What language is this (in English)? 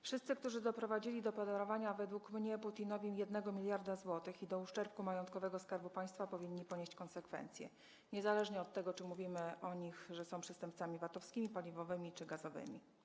Polish